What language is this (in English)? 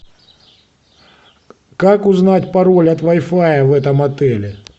Russian